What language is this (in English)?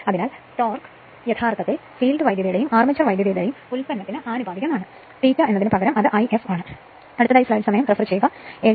Malayalam